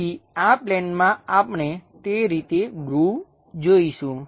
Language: Gujarati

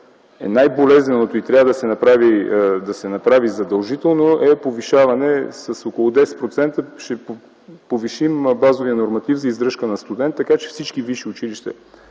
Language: Bulgarian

